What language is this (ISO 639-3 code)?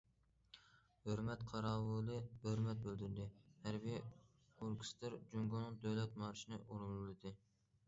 uig